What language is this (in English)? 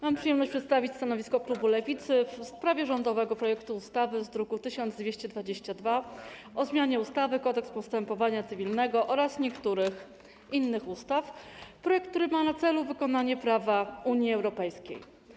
Polish